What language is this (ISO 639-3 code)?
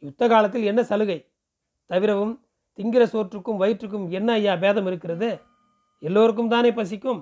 tam